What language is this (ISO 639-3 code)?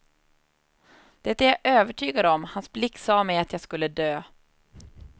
swe